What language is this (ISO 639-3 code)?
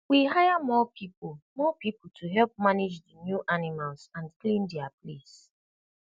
pcm